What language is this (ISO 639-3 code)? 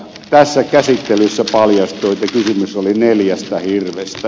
fin